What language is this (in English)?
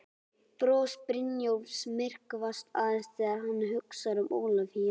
Icelandic